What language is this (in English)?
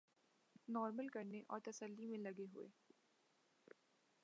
Urdu